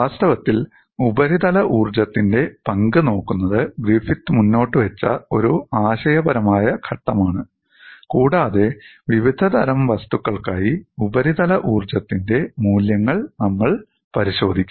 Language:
Malayalam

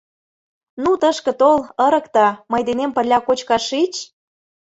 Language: Mari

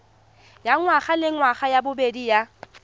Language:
Tswana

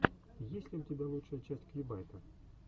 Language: Russian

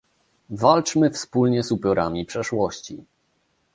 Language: Polish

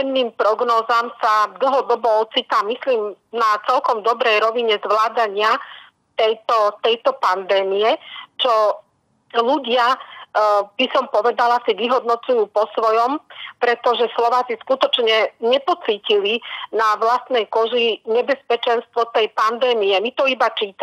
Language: Slovak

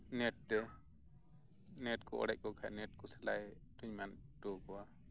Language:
Santali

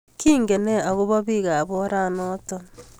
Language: Kalenjin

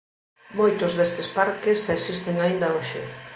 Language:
Galician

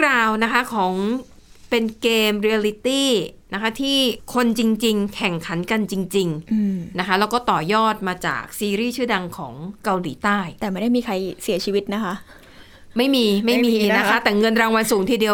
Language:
Thai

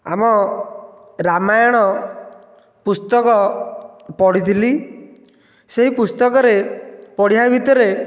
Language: Odia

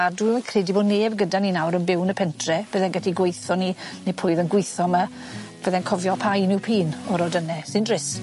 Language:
Welsh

